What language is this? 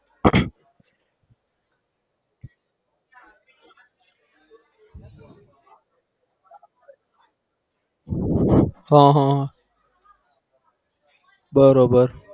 Gujarati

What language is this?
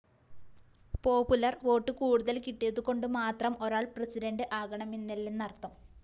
Malayalam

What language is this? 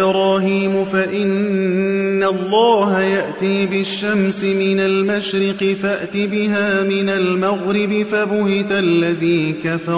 Arabic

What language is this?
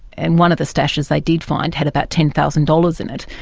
English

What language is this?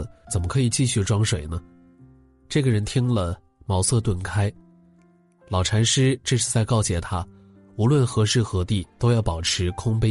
Chinese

